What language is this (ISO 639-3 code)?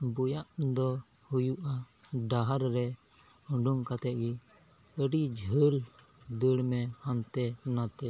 sat